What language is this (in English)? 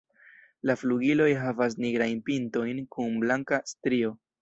Esperanto